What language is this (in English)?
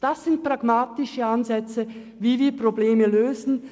Swiss German